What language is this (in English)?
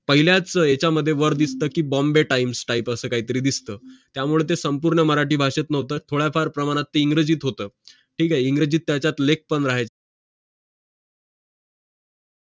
Marathi